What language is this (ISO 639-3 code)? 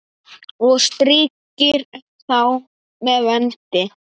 isl